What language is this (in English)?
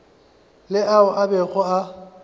Northern Sotho